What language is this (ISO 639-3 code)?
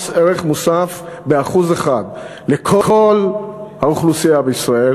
heb